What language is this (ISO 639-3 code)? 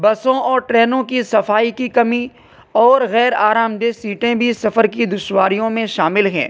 urd